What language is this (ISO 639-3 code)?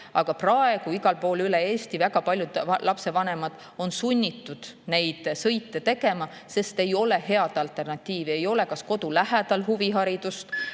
est